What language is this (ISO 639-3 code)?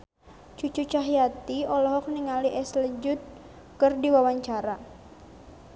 sun